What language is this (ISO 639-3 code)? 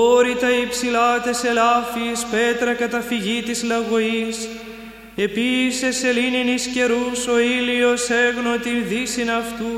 ell